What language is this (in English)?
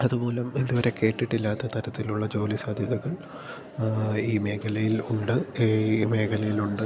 Malayalam